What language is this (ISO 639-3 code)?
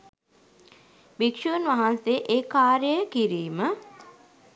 sin